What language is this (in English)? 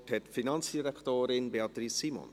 Swiss German